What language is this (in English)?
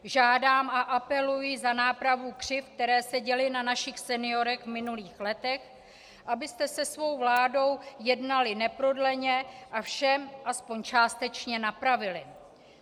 Czech